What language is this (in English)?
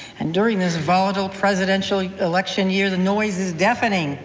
English